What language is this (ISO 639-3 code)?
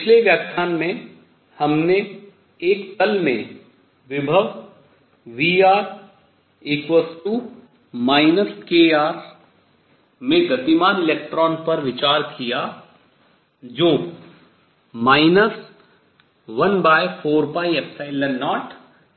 hin